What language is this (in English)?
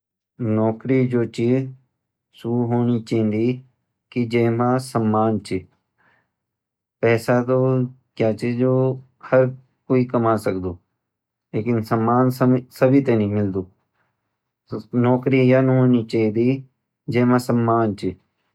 Garhwali